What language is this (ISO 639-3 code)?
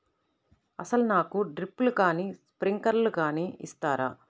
tel